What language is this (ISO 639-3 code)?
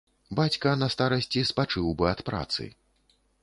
bel